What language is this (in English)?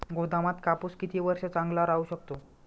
Marathi